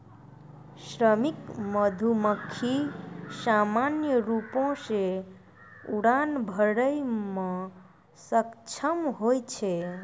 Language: Maithili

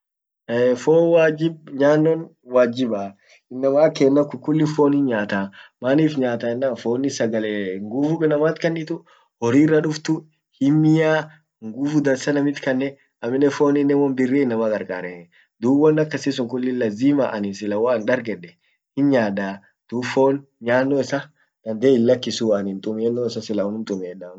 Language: Orma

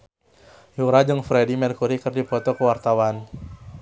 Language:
Sundanese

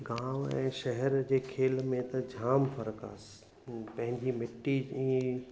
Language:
Sindhi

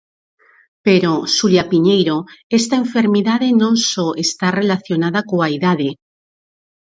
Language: Galician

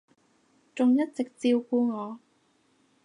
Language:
Cantonese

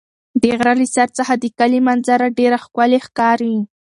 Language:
Pashto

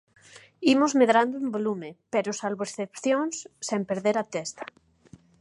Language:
Galician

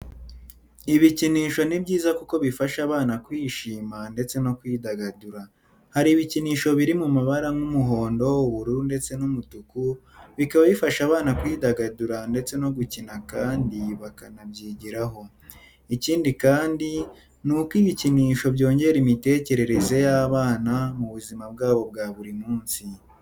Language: Kinyarwanda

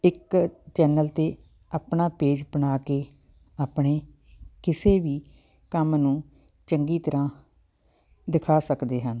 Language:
Punjabi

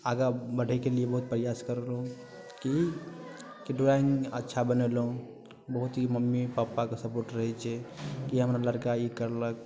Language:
Maithili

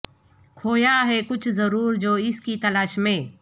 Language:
Urdu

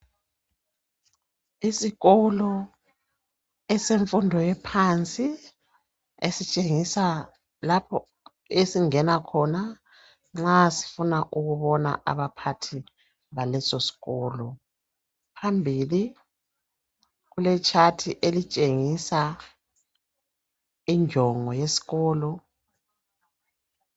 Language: North Ndebele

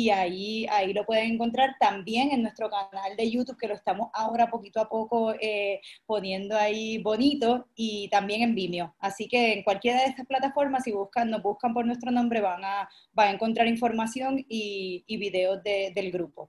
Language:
Spanish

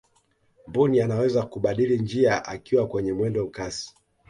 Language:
Swahili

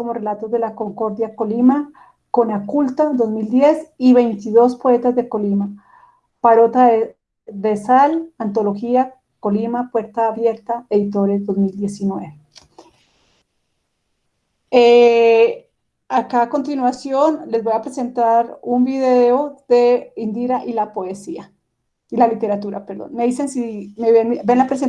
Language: Spanish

